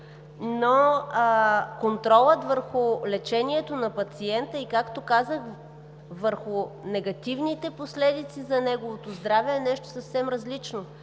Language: Bulgarian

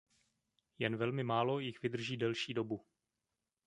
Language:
Czech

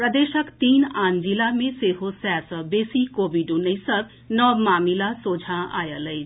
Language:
Maithili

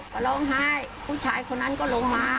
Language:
Thai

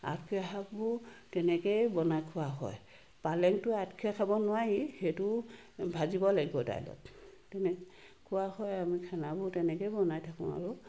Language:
Assamese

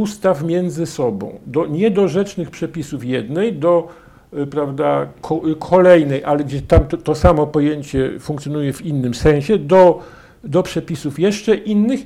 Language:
Polish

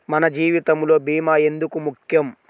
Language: Telugu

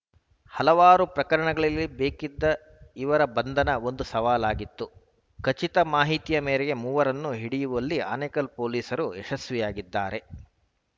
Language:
Kannada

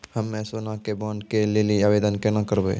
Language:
Maithili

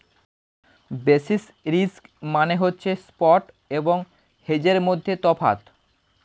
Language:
Bangla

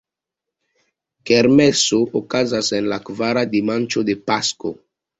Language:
Esperanto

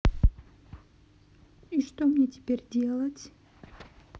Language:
Russian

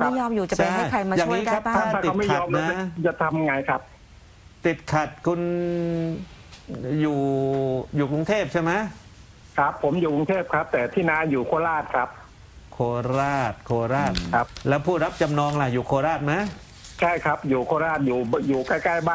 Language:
Thai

